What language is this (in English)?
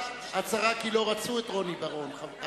Hebrew